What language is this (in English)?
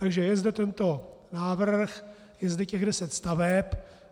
Czech